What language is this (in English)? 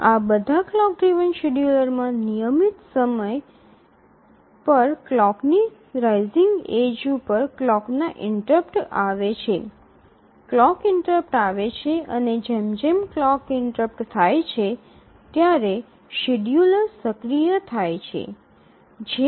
Gujarati